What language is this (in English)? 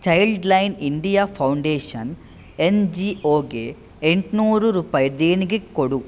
Kannada